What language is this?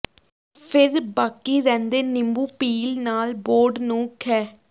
Punjabi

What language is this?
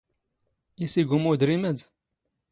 Standard Moroccan Tamazight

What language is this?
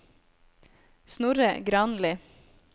Norwegian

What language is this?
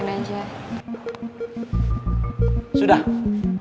Indonesian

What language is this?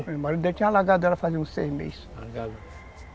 Portuguese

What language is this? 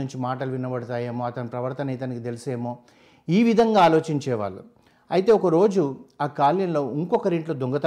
Telugu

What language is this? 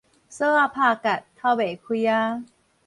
Min Nan Chinese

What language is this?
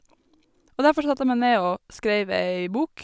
Norwegian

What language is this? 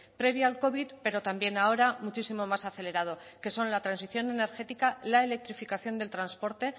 Spanish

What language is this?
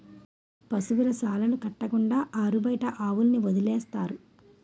Telugu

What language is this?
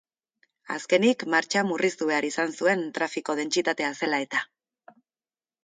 Basque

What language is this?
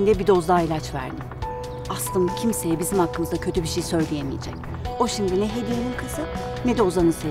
Turkish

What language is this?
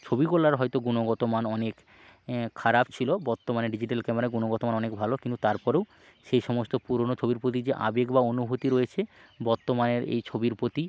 Bangla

